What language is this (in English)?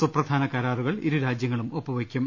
Malayalam